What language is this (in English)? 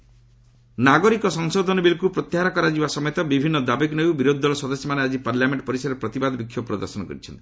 Odia